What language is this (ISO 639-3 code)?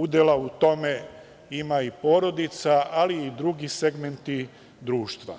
srp